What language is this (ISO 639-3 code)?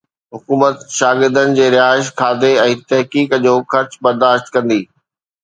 snd